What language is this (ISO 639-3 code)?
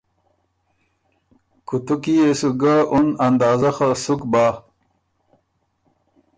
oru